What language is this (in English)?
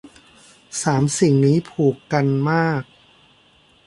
Thai